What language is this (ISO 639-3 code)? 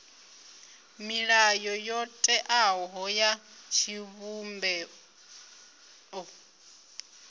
ven